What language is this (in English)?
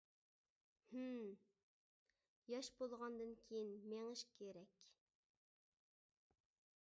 Uyghur